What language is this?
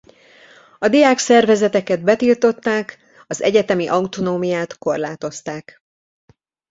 Hungarian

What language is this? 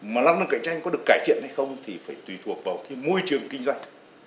Vietnamese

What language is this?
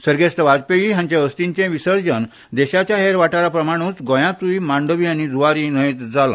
Konkani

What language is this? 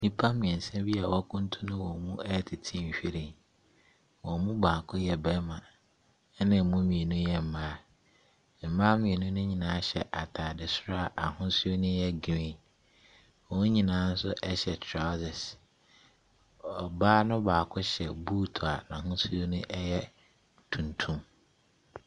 Akan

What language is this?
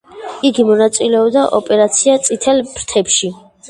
Georgian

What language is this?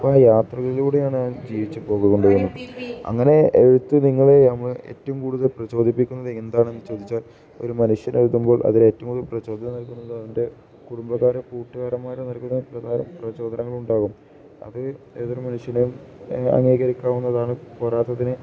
Malayalam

